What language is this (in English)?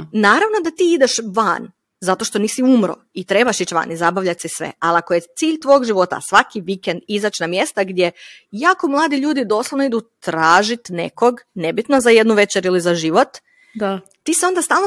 Croatian